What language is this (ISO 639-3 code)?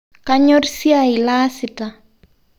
mas